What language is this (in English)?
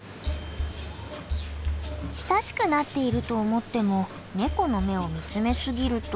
Japanese